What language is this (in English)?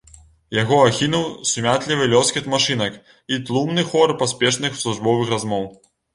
Belarusian